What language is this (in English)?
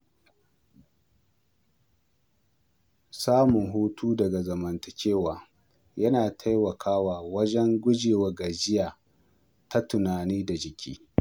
Hausa